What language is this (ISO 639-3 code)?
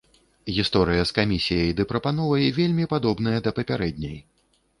bel